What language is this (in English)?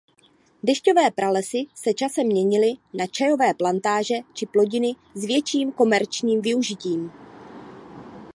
Czech